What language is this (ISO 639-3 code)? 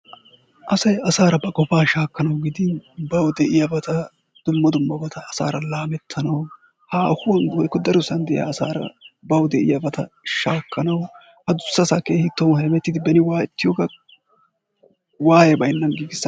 wal